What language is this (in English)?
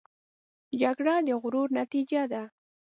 Pashto